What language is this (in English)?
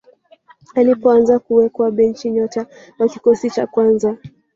Swahili